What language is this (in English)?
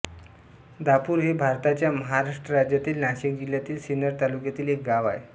Marathi